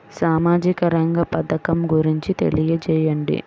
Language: Telugu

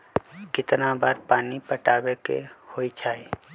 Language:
Magahi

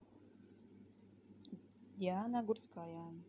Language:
Russian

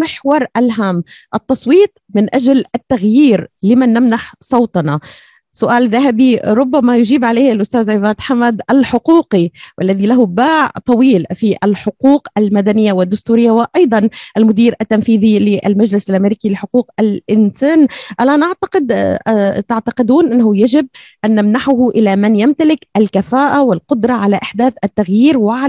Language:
Arabic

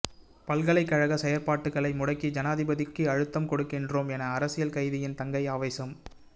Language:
Tamil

